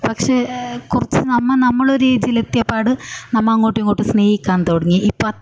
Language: Malayalam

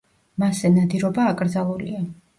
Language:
Georgian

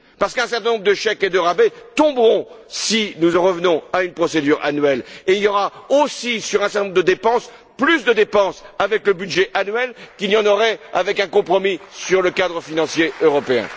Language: French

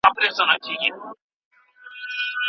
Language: Pashto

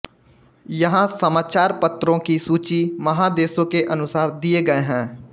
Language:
Hindi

